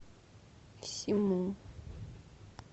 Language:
Russian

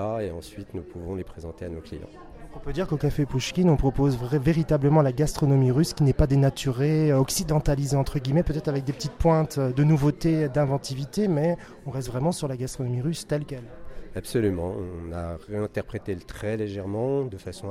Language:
French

